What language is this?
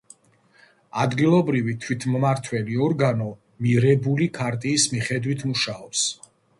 Georgian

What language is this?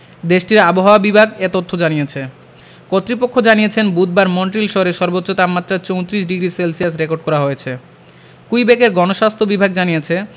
Bangla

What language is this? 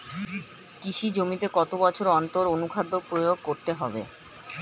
Bangla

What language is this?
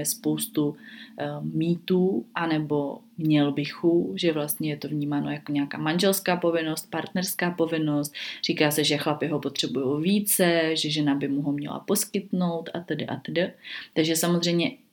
Czech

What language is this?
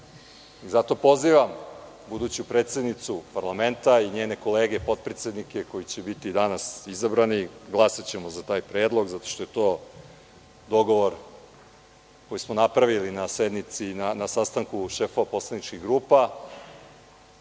Serbian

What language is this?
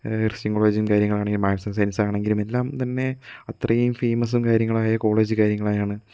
Malayalam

